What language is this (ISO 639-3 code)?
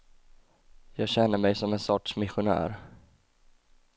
swe